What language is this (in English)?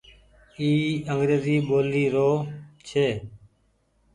Goaria